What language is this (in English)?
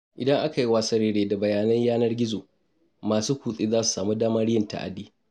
Hausa